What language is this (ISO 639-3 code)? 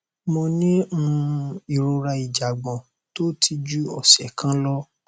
yor